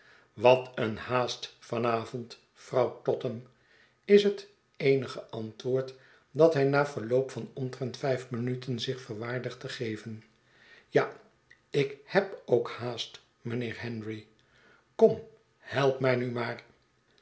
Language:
Dutch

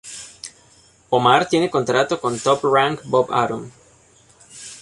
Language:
Spanish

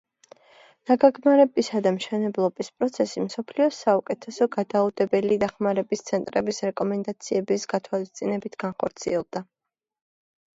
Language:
Georgian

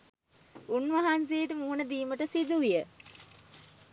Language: Sinhala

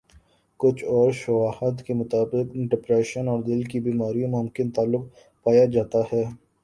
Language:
Urdu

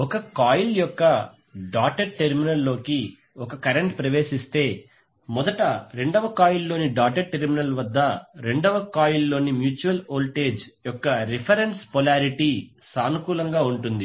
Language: Telugu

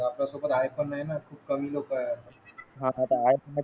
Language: Marathi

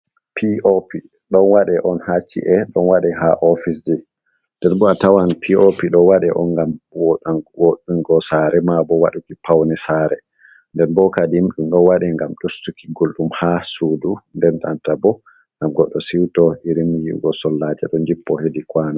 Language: Fula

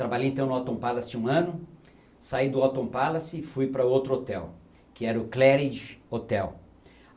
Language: Portuguese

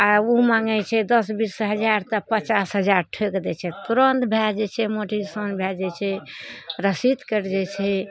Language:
Maithili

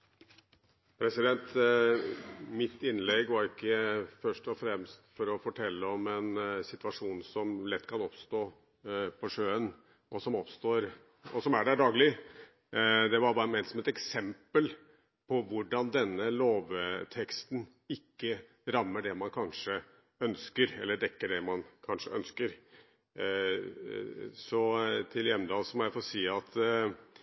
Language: Norwegian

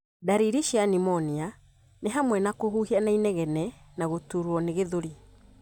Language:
Kikuyu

